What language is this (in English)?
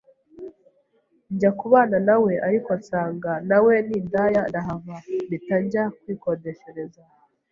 Kinyarwanda